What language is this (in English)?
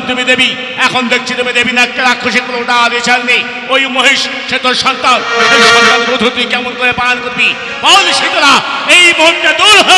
Arabic